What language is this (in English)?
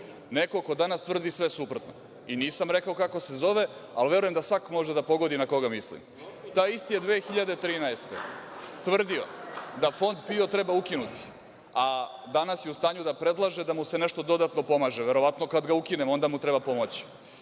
Serbian